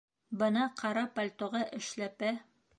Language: Bashkir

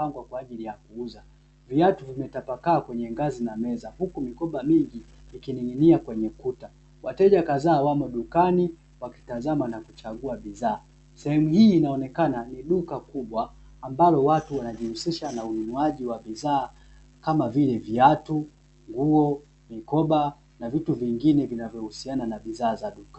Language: Swahili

